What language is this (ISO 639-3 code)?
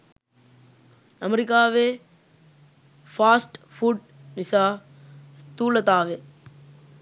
sin